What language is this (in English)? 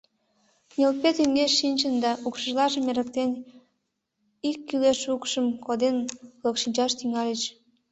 Mari